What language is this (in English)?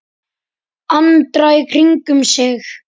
Icelandic